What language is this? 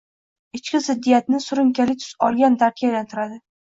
Uzbek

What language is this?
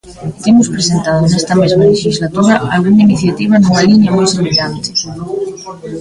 Galician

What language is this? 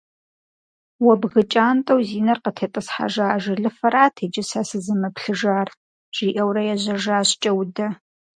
Kabardian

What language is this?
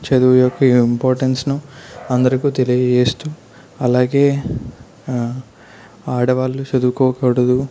Telugu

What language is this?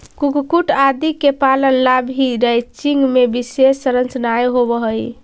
Magahi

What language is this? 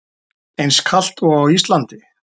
Icelandic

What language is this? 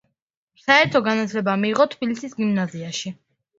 Georgian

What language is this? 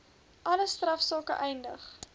Afrikaans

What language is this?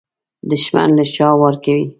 Pashto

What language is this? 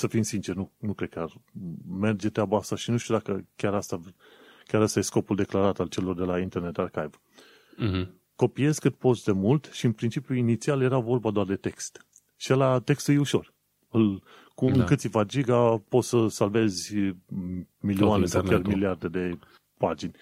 Romanian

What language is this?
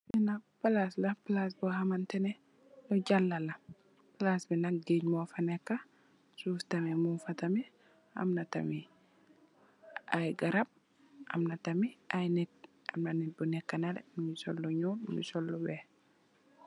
Wolof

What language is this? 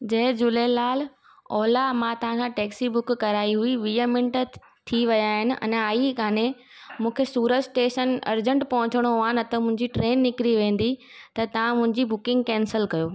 Sindhi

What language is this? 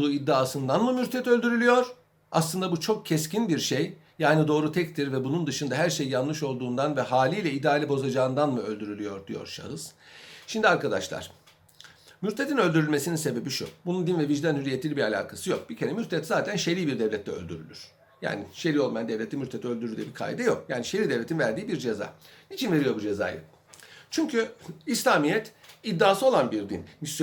Turkish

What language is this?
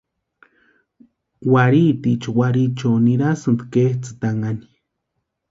Western Highland Purepecha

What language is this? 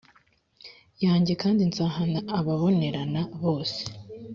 Kinyarwanda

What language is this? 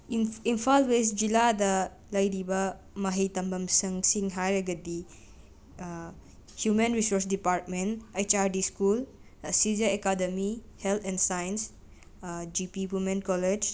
Manipuri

